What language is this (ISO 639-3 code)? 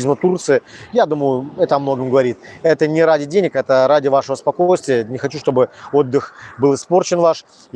rus